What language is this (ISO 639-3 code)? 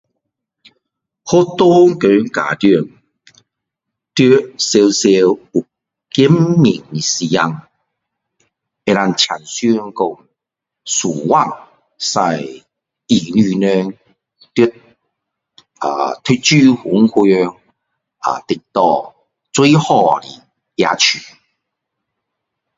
cdo